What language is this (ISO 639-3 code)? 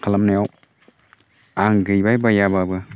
brx